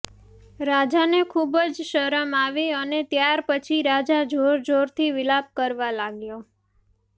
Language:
Gujarati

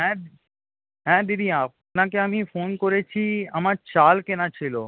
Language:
Bangla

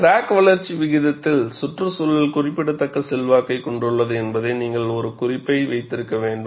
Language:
Tamil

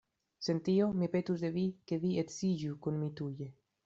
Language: Esperanto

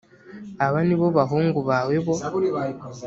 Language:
Kinyarwanda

